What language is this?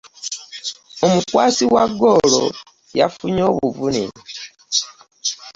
Ganda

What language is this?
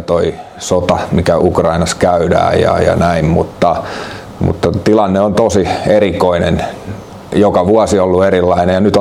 Finnish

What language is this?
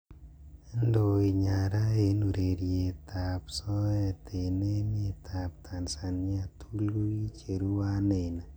Kalenjin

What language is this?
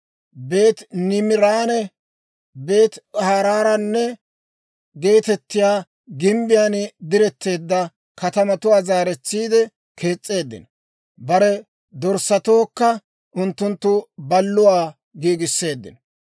Dawro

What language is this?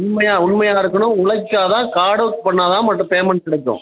Tamil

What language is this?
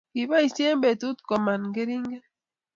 Kalenjin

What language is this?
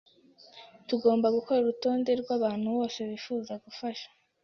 Kinyarwanda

